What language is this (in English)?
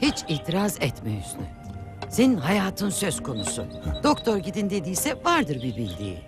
Turkish